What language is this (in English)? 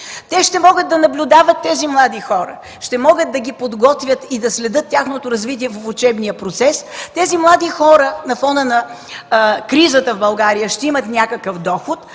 Bulgarian